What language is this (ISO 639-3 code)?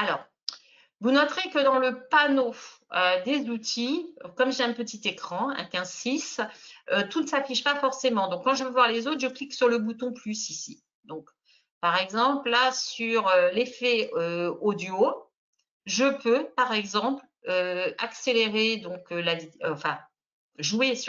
fra